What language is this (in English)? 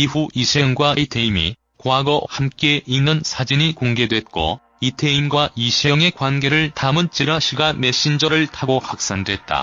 Korean